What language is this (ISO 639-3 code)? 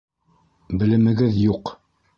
bak